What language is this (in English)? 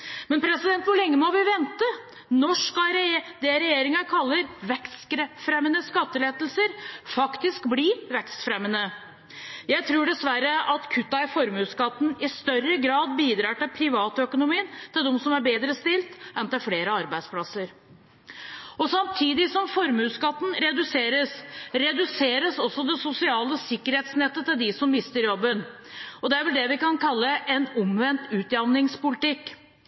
Norwegian Bokmål